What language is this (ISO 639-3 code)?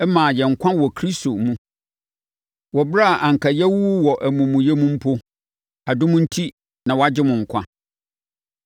aka